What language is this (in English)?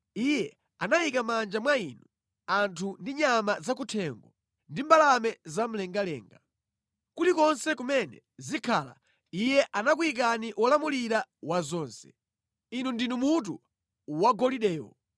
Nyanja